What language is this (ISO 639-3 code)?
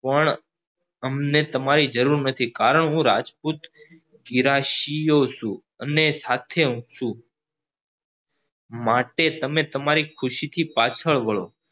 guj